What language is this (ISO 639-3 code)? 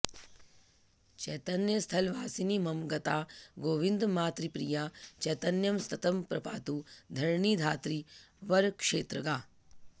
san